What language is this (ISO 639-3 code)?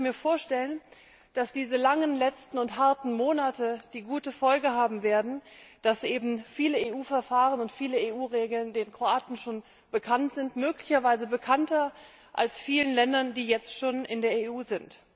deu